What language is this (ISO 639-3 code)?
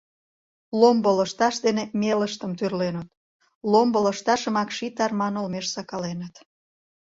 chm